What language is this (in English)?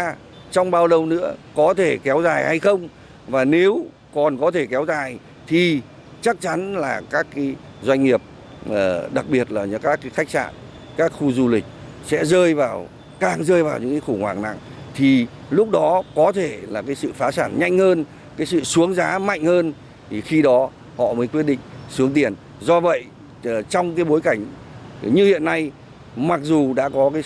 Vietnamese